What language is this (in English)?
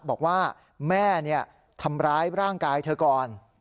Thai